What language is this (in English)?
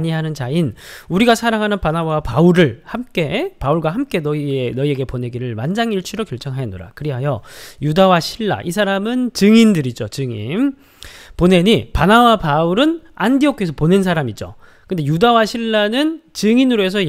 Korean